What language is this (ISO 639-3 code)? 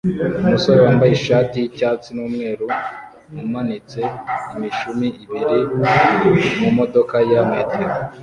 kin